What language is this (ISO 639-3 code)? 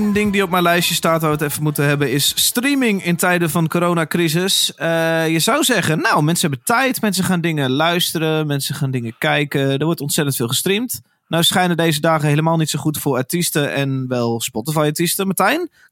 nld